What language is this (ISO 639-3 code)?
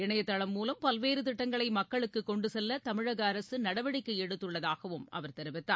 tam